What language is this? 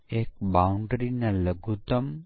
Gujarati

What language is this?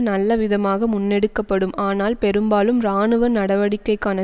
Tamil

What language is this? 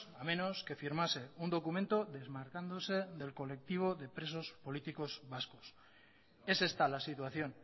Spanish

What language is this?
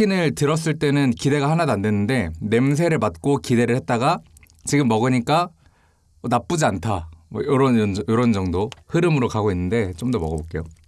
Korean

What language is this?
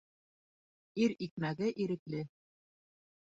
Bashkir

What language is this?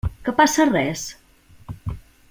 Catalan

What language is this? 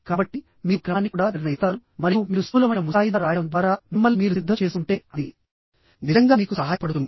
Telugu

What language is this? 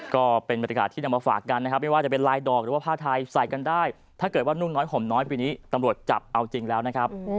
Thai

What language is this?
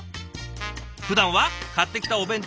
Japanese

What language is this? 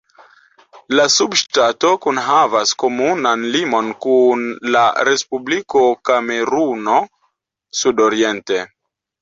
Esperanto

